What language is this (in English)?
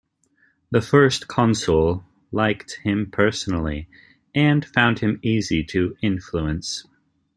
English